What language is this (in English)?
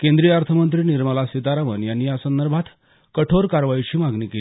Marathi